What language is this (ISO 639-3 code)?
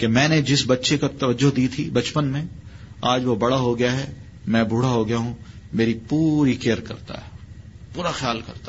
urd